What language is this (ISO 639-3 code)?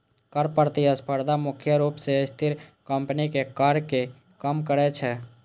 mai